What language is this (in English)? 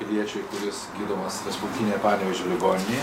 Lithuanian